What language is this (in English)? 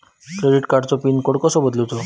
Marathi